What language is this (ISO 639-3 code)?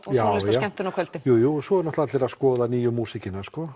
isl